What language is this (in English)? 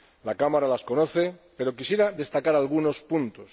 Spanish